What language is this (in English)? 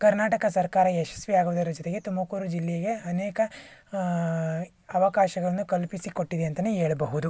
Kannada